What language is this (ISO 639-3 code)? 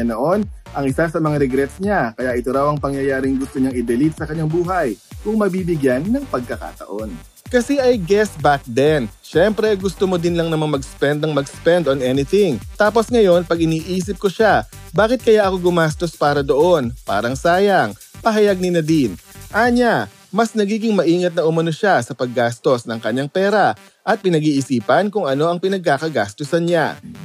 fil